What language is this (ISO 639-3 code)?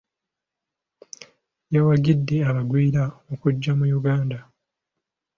lug